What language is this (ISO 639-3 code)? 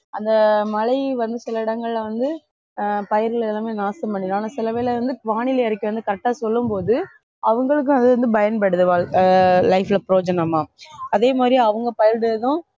tam